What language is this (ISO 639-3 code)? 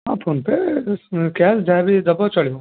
ori